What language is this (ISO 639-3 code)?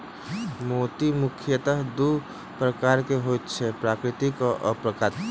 mai